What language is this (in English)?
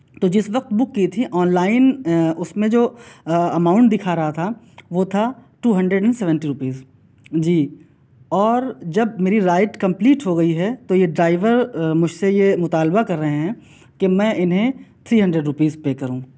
Urdu